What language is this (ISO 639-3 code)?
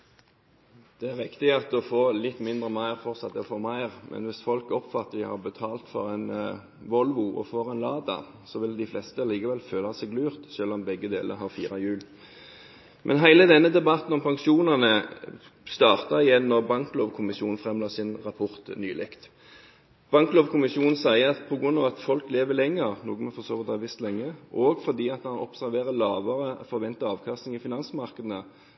nob